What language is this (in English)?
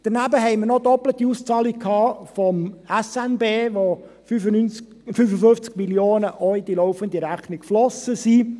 Swiss German